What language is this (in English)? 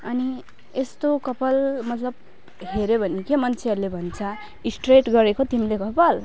Nepali